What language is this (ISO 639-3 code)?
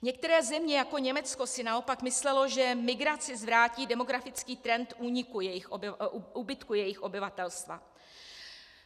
ces